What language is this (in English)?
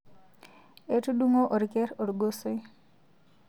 Masai